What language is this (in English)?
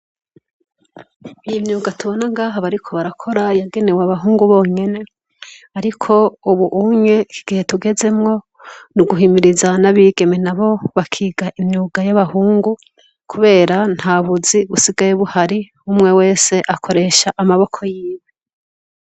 Rundi